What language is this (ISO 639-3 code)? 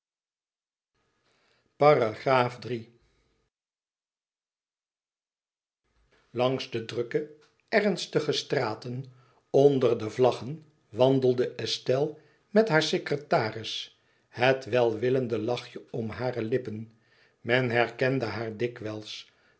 nld